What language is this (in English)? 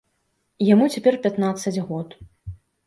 Belarusian